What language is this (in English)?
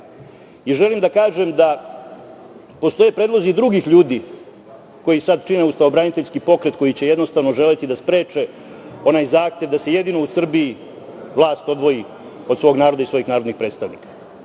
Serbian